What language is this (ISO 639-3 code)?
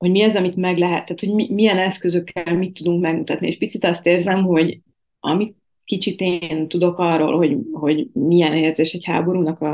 hun